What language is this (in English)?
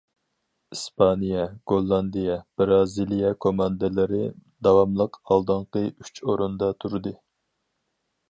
Uyghur